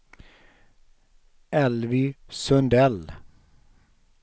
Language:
Swedish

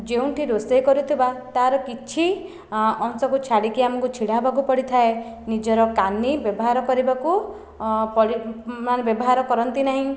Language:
Odia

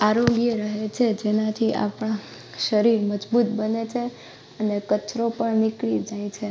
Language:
Gujarati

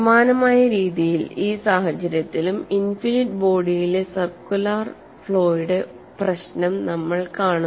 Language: Malayalam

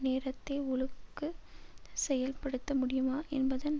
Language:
Tamil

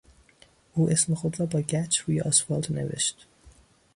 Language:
Persian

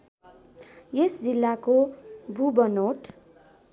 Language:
Nepali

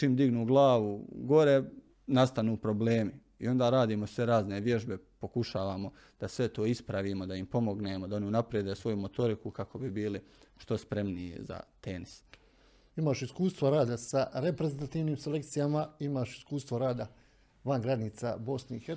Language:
Croatian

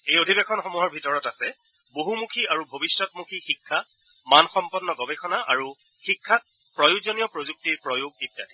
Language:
Assamese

